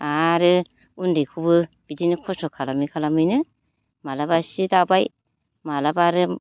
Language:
Bodo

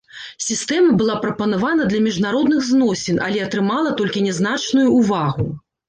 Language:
Belarusian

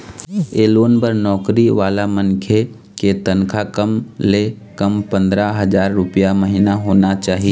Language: Chhattisgarhi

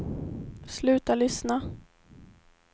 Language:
Swedish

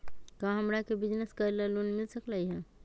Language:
Magahi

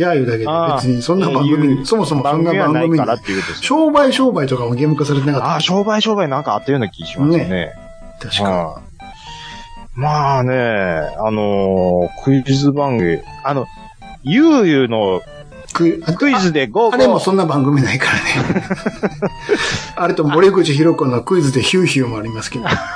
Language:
Japanese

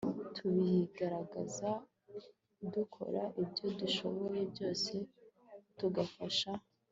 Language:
Kinyarwanda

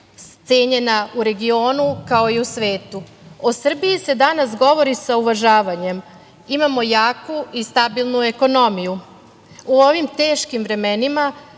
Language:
Serbian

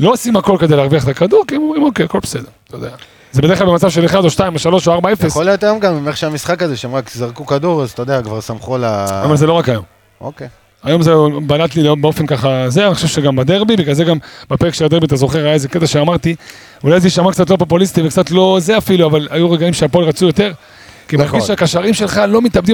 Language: Hebrew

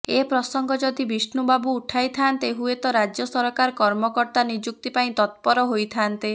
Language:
Odia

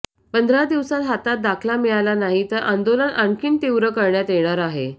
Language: Marathi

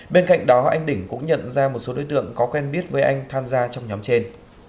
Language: Vietnamese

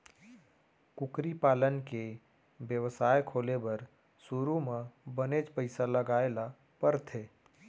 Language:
Chhattisgarhi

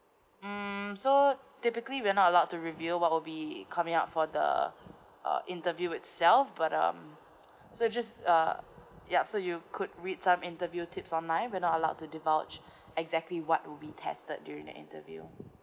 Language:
English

